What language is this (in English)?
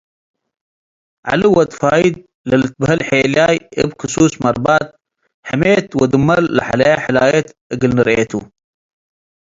Tigre